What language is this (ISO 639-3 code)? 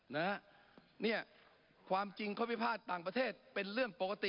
tha